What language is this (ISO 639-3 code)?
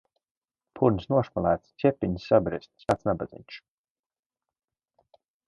lav